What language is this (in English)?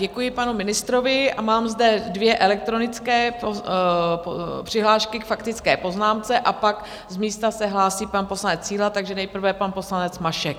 Czech